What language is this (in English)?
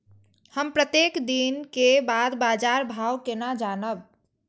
Maithili